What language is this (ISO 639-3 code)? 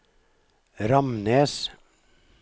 nor